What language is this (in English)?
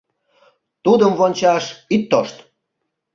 Mari